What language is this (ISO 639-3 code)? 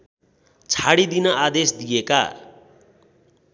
nep